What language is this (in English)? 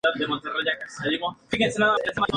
Spanish